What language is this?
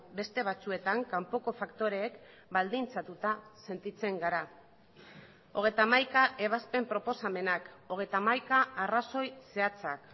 Basque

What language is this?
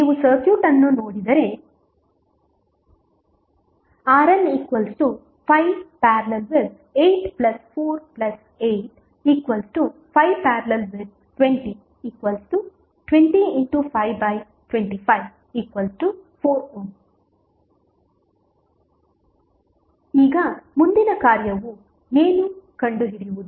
Kannada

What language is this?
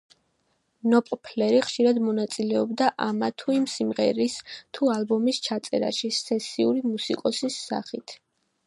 Georgian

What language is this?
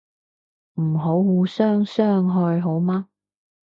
Cantonese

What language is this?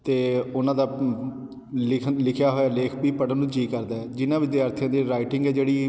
Punjabi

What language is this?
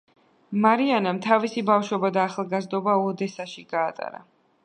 Georgian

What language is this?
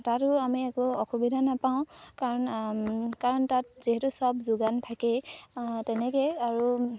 Assamese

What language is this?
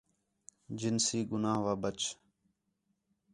Khetrani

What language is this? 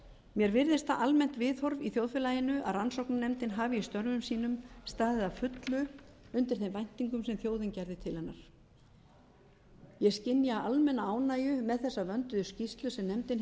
Icelandic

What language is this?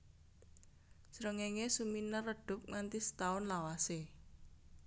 Javanese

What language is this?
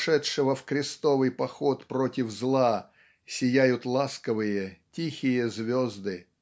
Russian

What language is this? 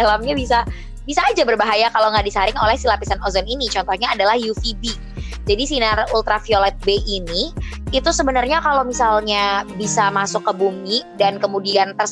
Indonesian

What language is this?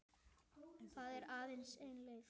Icelandic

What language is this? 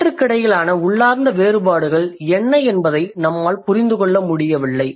Tamil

